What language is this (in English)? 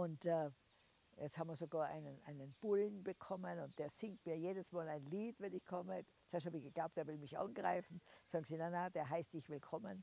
German